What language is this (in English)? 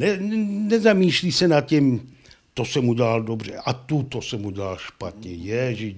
Czech